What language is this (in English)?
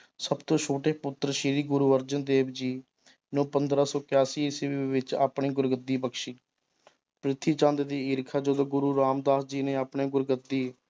Punjabi